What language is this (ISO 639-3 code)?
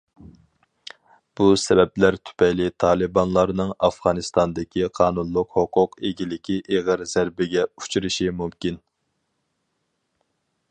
uig